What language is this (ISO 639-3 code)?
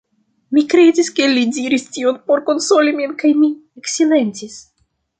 epo